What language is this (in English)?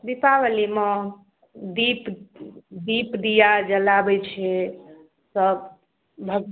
Maithili